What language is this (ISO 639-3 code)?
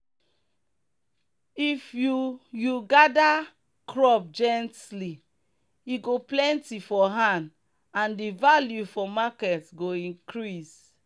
pcm